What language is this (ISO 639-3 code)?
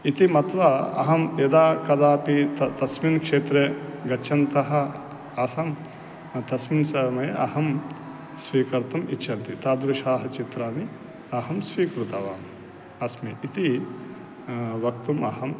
san